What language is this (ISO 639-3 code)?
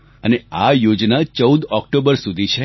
guj